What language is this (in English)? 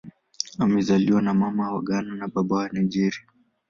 Swahili